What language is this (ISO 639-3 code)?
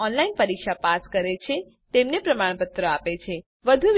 guj